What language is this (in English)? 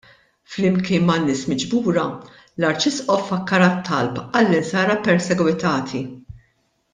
Maltese